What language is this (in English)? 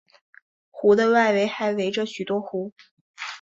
Chinese